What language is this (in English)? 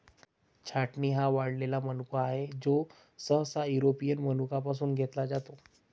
Marathi